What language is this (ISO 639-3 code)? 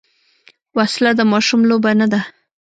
pus